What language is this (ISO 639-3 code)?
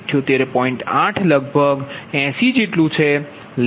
guj